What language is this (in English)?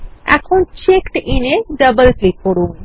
Bangla